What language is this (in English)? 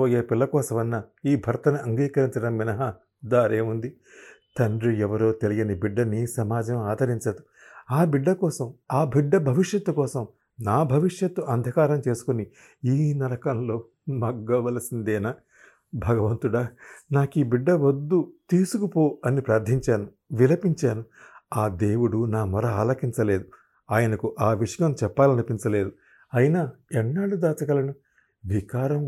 Telugu